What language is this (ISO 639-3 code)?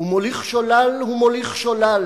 heb